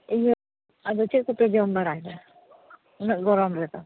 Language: Santali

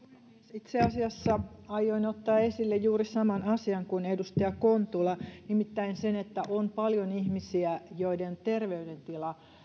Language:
Finnish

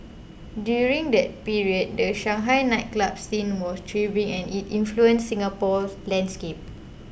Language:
English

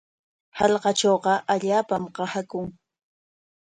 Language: Corongo Ancash Quechua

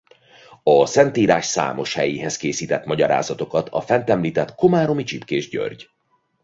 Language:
Hungarian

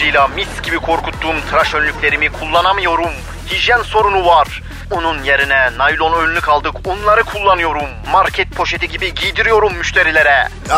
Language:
Turkish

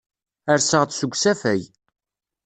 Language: Kabyle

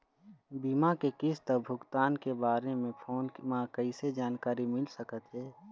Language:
Chhattisgarhi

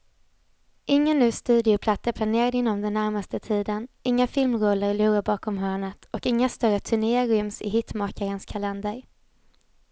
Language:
Swedish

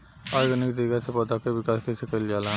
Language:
Bhojpuri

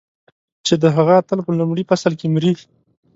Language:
Pashto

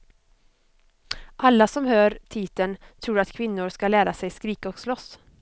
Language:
Swedish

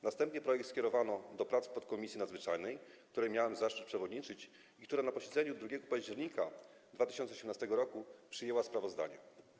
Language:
Polish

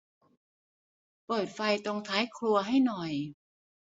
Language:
Thai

